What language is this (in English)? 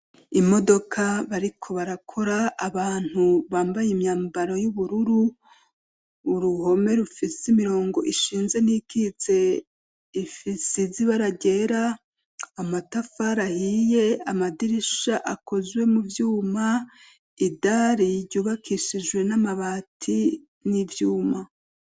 Rundi